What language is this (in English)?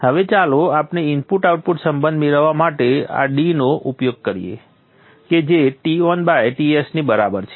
Gujarati